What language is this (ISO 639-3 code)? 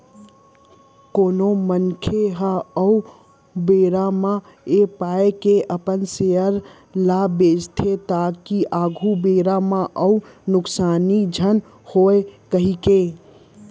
hne